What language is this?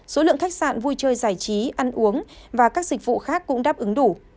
Vietnamese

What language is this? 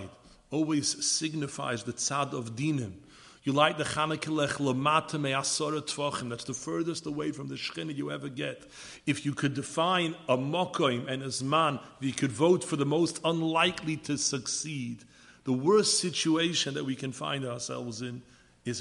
English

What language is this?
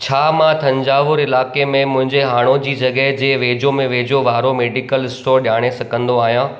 Sindhi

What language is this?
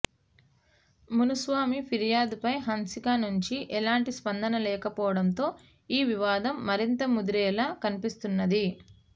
Telugu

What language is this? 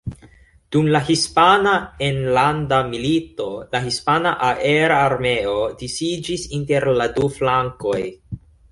Esperanto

